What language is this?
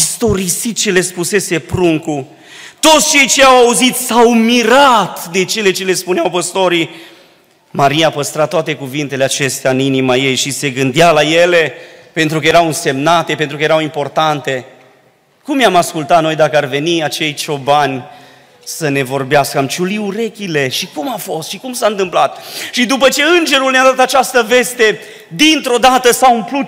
Romanian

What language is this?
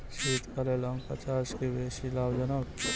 Bangla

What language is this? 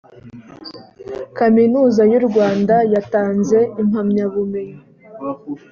Kinyarwanda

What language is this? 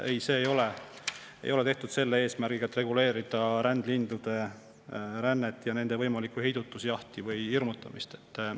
Estonian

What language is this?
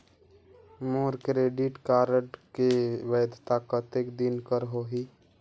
Chhattisgarhi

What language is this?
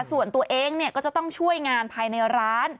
Thai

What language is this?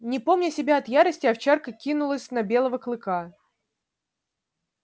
Russian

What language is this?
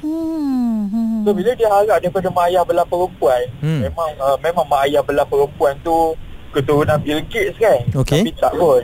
Malay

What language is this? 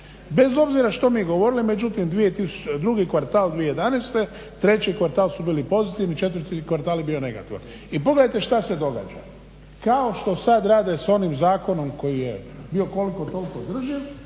Croatian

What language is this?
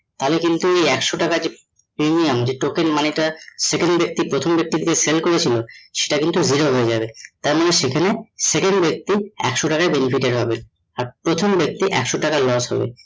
Bangla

